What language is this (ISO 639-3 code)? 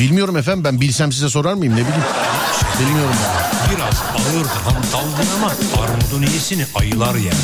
tur